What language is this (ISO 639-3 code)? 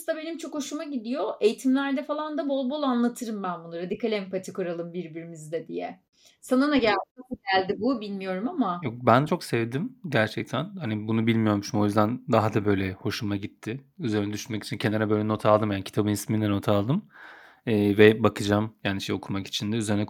tur